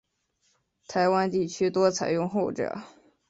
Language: Chinese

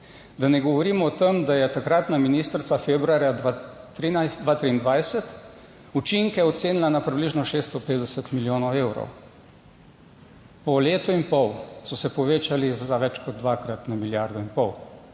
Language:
Slovenian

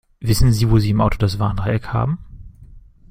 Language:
German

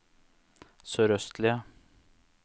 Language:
Norwegian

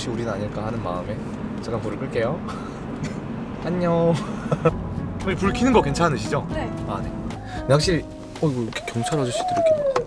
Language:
Korean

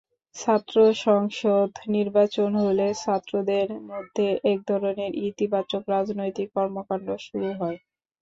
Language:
Bangla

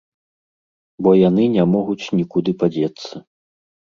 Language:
Belarusian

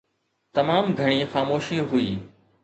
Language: Sindhi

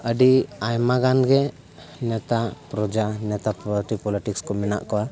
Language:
Santali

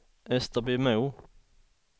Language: Swedish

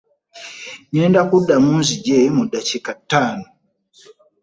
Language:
Ganda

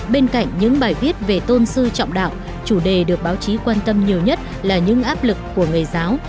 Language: Vietnamese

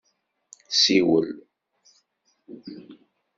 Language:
Kabyle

